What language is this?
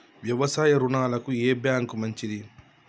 Telugu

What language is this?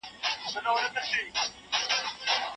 Pashto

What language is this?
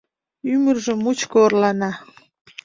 Mari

